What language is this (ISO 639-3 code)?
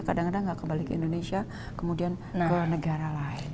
ind